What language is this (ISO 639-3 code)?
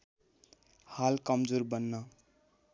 nep